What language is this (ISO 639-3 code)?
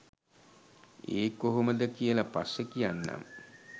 sin